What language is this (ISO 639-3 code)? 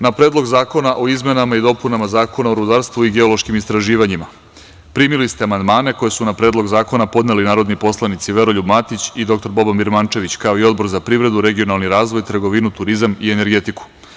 srp